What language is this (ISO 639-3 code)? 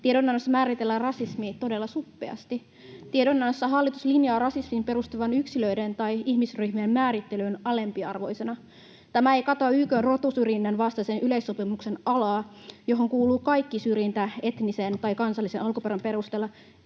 fin